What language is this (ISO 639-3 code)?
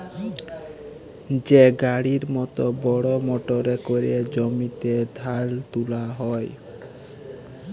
ben